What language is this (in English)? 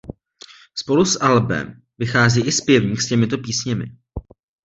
Czech